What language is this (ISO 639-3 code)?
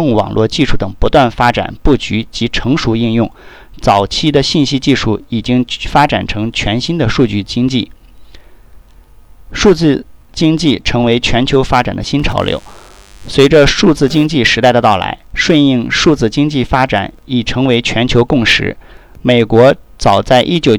zho